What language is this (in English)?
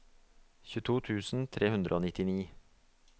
Norwegian